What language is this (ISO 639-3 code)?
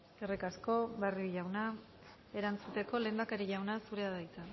eus